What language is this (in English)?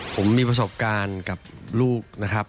Thai